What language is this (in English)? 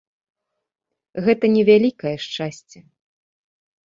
Belarusian